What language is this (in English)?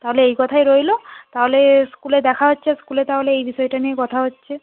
Bangla